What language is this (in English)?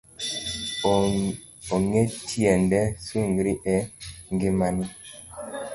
Luo (Kenya and Tanzania)